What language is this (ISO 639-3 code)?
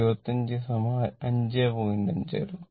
mal